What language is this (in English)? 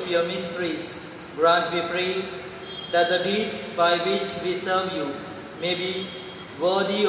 English